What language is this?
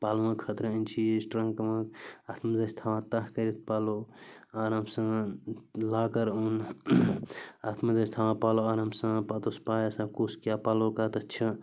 Kashmiri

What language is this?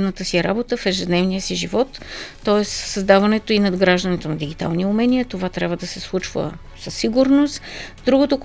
Bulgarian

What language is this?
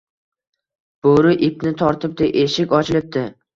Uzbek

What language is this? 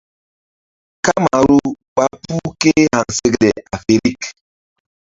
Mbum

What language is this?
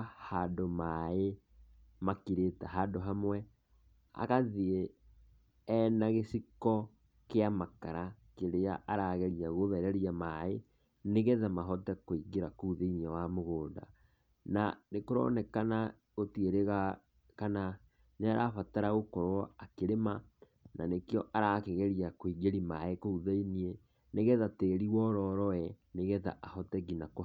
Kikuyu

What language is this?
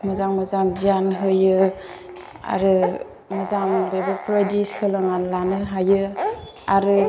Bodo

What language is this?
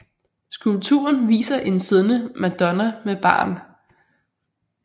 Danish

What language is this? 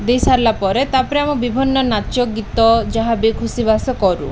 Odia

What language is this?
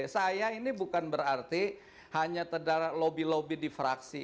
Indonesian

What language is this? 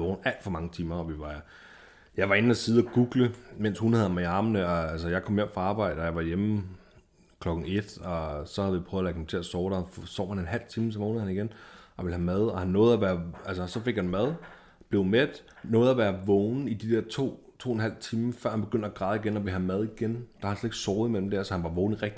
Danish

